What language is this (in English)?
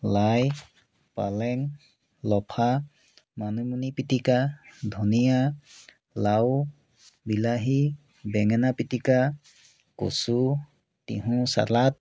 Assamese